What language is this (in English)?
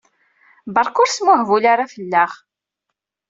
Kabyle